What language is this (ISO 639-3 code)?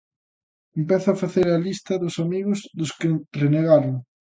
glg